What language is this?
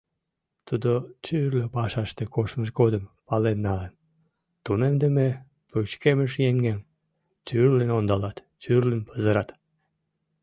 Mari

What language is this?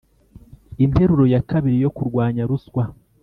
Kinyarwanda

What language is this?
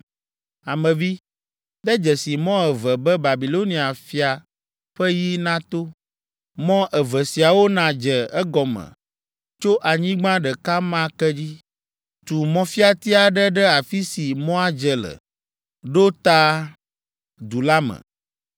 Ewe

